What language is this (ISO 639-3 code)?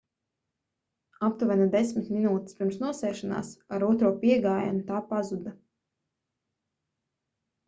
lav